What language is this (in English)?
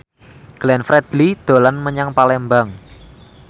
Javanese